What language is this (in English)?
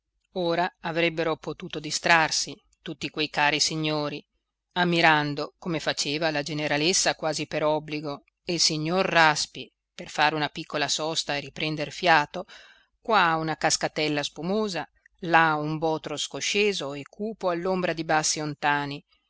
Italian